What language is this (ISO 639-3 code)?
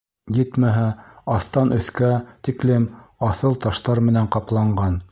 bak